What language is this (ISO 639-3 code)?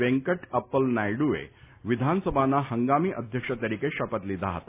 guj